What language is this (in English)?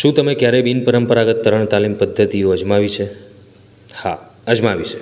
Gujarati